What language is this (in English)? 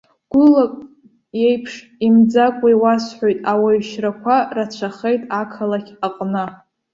Abkhazian